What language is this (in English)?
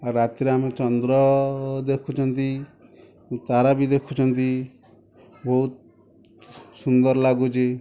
Odia